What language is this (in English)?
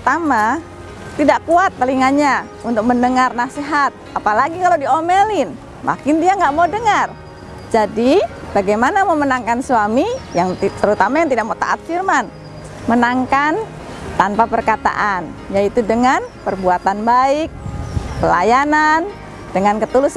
Indonesian